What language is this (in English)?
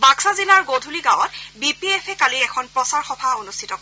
Assamese